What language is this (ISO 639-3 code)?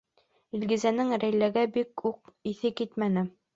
bak